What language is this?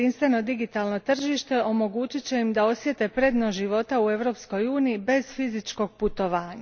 Croatian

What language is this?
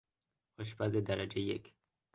Persian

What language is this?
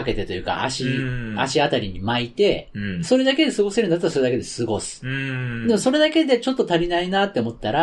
Japanese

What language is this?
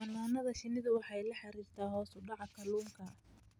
Somali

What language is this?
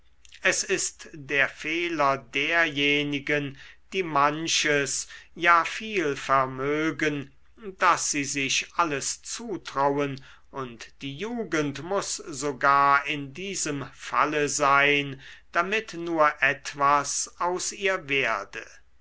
German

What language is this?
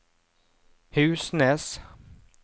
Norwegian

